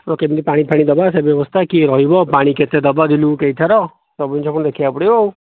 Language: Odia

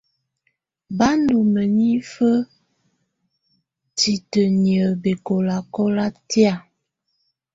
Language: Tunen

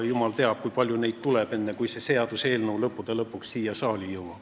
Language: Estonian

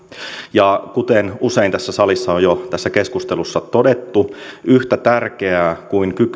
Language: Finnish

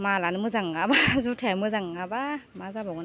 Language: Bodo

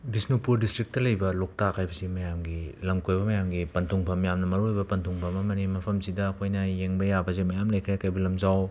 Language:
Manipuri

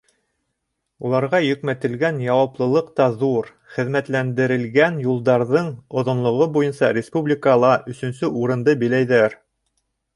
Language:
Bashkir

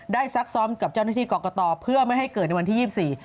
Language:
Thai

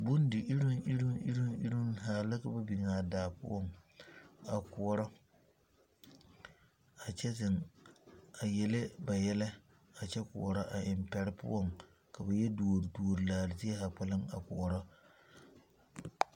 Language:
Southern Dagaare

